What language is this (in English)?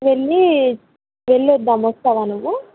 Telugu